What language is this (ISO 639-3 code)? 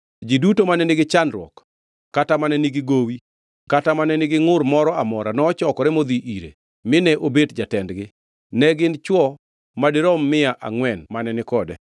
luo